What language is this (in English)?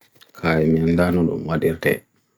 Bagirmi Fulfulde